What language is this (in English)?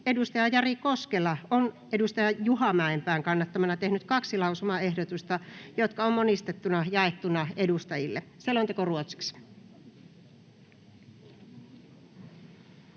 Finnish